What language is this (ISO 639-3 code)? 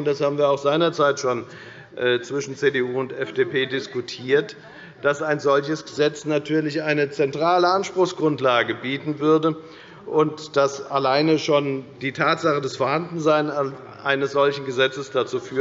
deu